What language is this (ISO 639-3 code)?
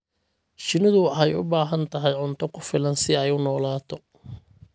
som